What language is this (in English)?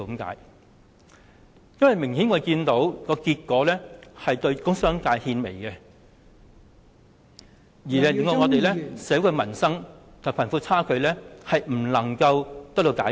Cantonese